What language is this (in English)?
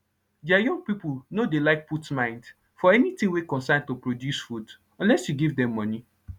Nigerian Pidgin